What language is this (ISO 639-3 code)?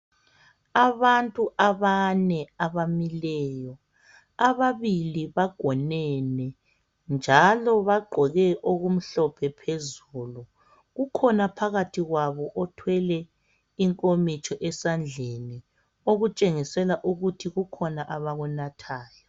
nde